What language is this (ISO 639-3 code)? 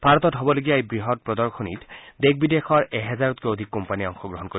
asm